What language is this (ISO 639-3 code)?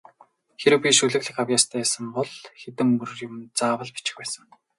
mon